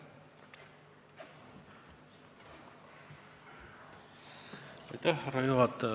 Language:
Estonian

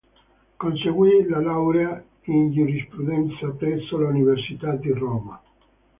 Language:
Italian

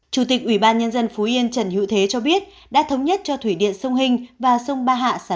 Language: Vietnamese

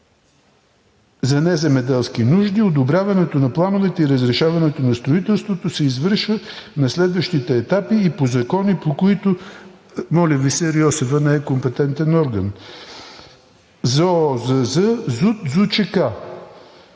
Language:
Bulgarian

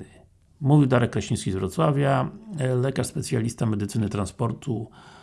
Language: Polish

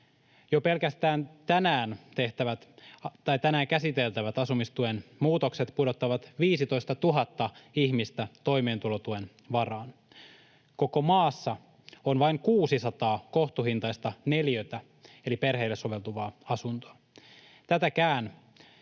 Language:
Finnish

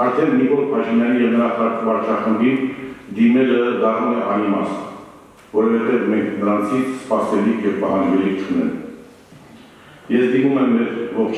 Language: Romanian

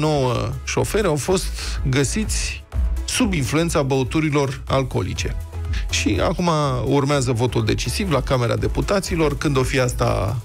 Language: Romanian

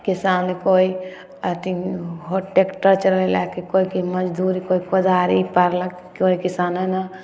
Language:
Maithili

